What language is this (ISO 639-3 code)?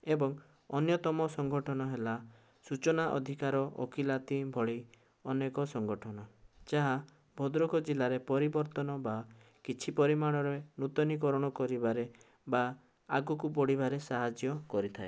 ori